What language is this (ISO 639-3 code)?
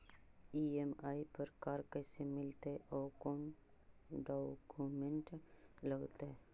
mag